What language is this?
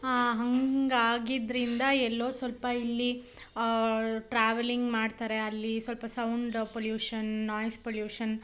Kannada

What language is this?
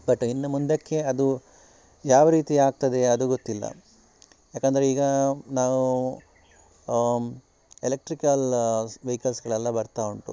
Kannada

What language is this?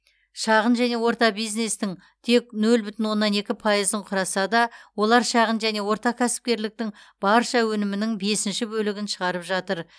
Kazakh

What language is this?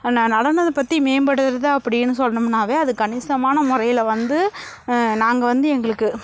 Tamil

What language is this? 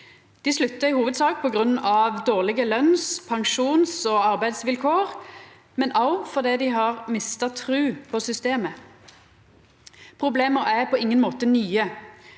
Norwegian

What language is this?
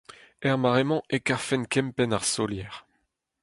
Breton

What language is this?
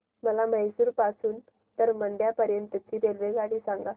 Marathi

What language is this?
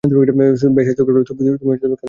Bangla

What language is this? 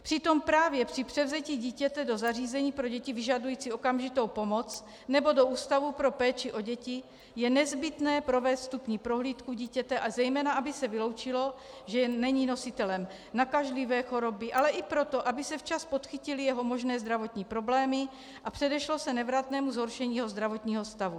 Czech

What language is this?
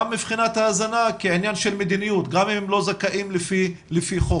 Hebrew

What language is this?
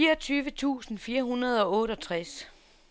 Danish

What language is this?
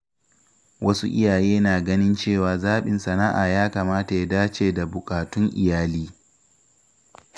Hausa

